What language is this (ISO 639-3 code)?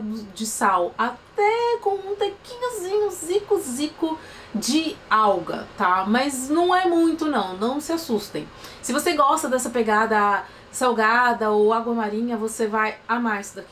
por